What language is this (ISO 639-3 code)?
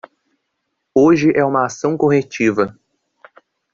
por